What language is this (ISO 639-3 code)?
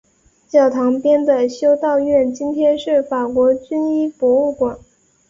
zho